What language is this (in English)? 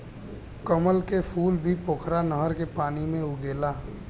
Bhojpuri